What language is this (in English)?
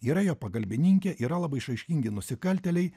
Lithuanian